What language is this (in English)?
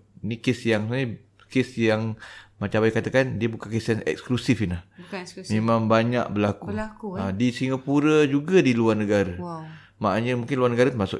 Malay